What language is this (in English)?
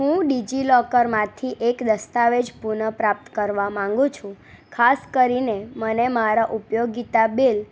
Gujarati